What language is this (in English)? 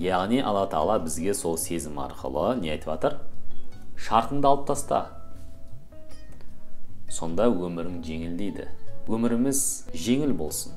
Turkish